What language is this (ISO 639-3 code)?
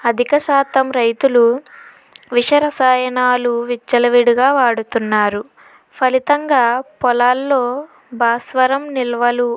tel